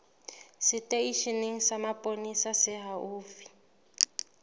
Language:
Southern Sotho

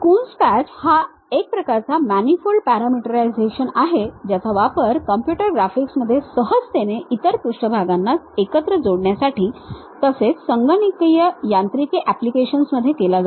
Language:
Marathi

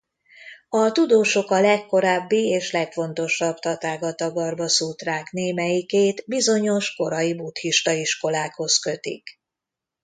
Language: Hungarian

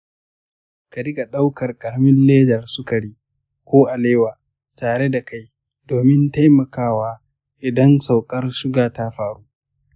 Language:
Hausa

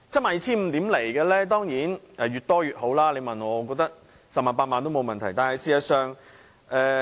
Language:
Cantonese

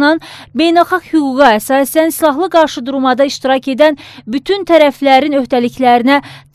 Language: Turkish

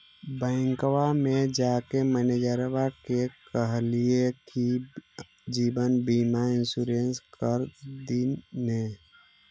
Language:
Magahi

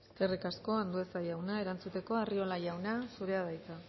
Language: Basque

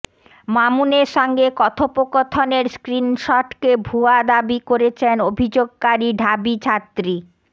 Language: Bangla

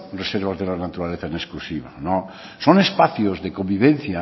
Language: Spanish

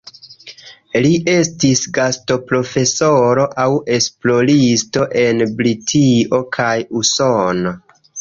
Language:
Esperanto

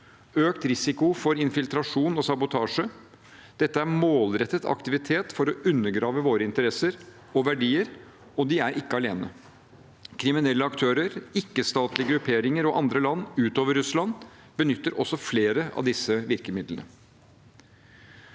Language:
Norwegian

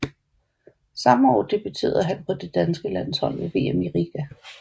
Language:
Danish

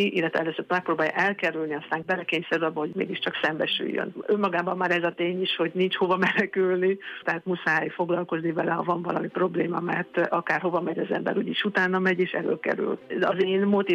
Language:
Hungarian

